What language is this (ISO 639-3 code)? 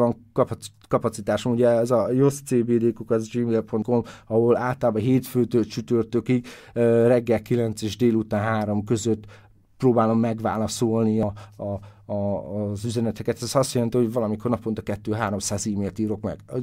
hun